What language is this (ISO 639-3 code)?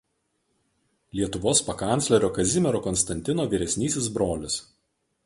lit